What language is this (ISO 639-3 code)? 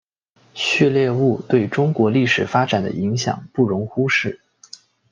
zho